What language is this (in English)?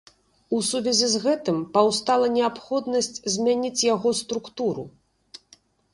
Belarusian